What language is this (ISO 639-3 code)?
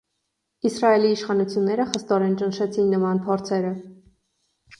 hye